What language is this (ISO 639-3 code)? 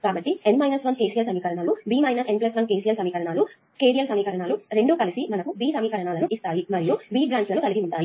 tel